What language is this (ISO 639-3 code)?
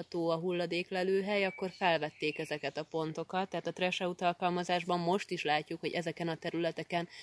hun